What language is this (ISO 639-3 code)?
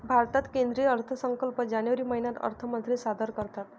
mar